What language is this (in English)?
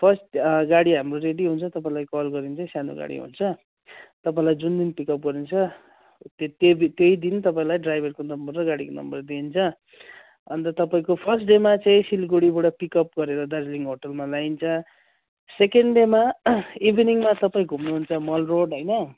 Nepali